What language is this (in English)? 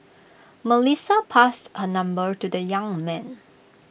English